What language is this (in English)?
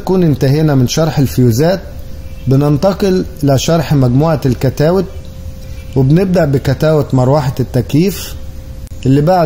Arabic